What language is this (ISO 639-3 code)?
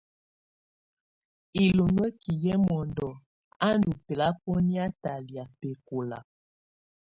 tvu